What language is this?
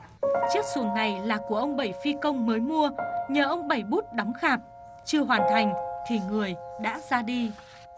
Vietnamese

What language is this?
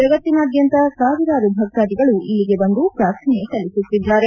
Kannada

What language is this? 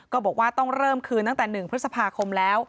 Thai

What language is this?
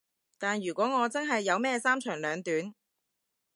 Cantonese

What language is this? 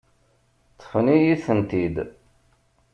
Kabyle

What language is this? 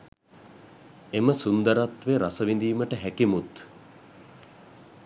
Sinhala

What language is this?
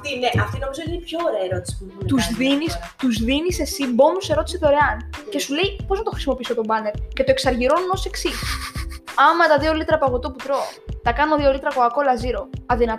Greek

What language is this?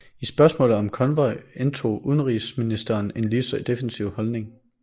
Danish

